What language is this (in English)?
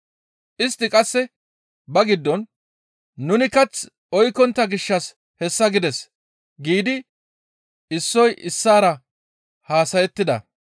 Gamo